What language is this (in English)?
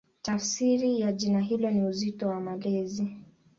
Swahili